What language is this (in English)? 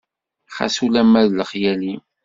Kabyle